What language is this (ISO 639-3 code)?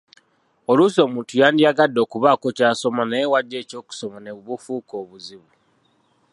lug